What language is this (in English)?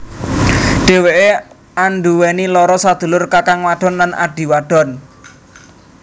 Javanese